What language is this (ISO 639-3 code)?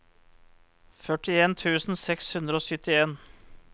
nor